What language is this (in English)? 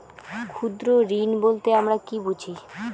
Bangla